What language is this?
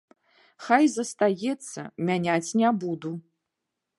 Belarusian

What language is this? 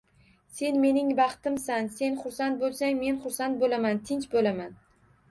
Uzbek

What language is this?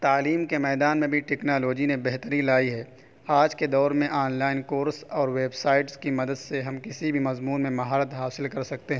Urdu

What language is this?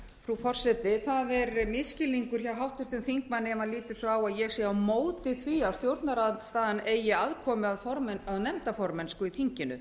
Icelandic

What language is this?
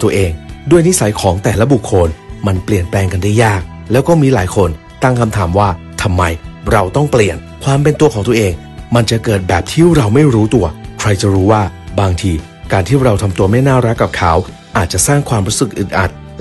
Thai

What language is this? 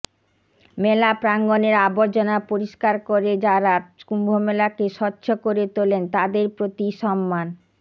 Bangla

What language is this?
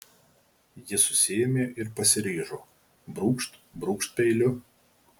Lithuanian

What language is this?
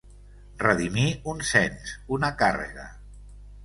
Catalan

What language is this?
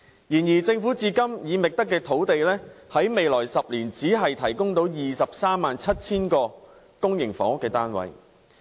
Cantonese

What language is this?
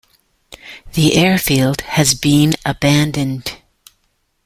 English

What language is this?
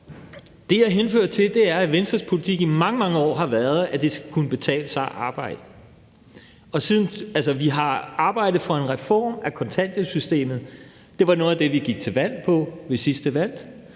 Danish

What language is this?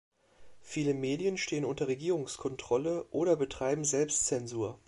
German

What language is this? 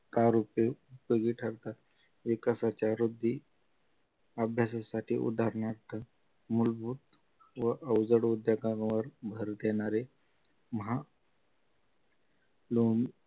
Marathi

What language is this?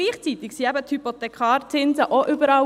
Swiss German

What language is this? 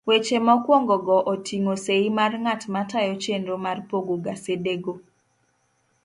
Luo (Kenya and Tanzania)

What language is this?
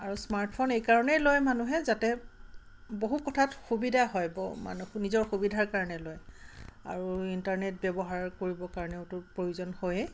Assamese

